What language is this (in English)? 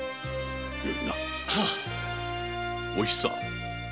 Japanese